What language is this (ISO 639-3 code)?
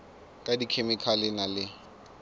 sot